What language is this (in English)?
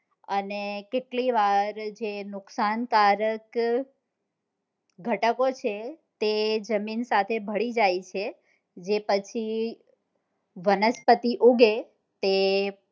Gujarati